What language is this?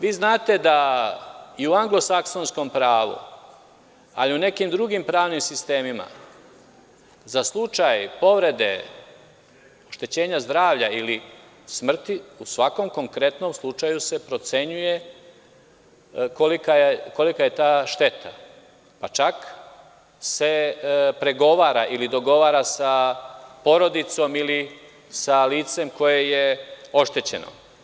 Serbian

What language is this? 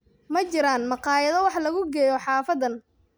Somali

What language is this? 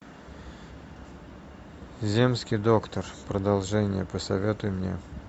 Russian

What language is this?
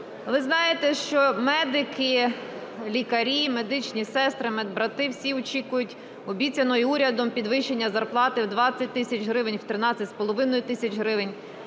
Ukrainian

